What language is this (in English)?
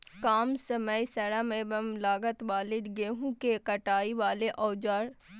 Magahi